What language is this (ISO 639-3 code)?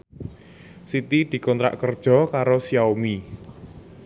jav